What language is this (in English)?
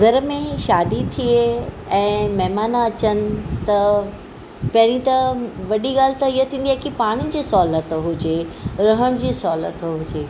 Sindhi